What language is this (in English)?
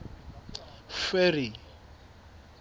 Southern Sotho